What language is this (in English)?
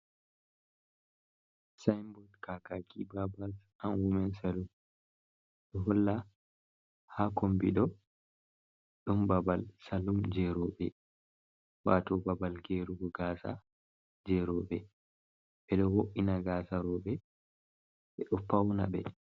Fula